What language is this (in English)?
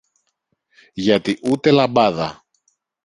Greek